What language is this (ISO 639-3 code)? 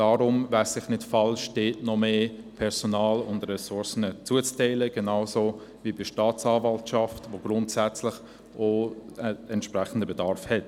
gsw